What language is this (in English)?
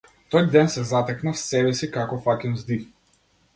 Macedonian